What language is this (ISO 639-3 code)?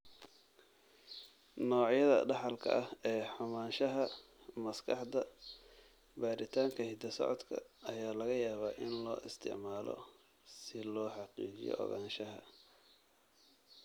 som